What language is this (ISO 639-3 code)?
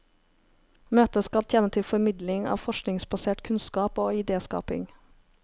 nor